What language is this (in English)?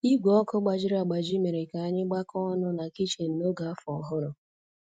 Igbo